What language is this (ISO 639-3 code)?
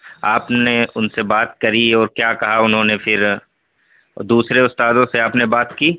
urd